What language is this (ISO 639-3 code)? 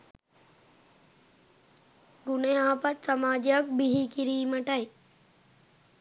sin